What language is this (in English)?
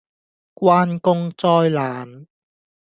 Cantonese